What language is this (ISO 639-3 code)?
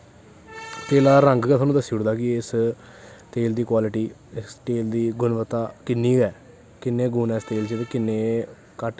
doi